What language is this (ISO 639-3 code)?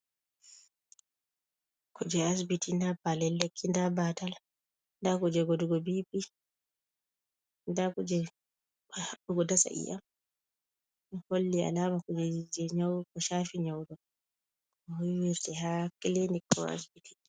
ful